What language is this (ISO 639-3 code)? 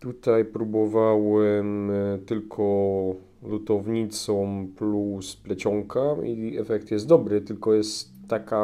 pol